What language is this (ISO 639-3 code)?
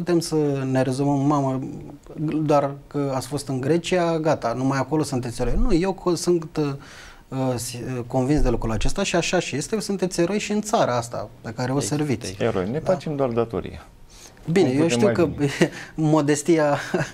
ron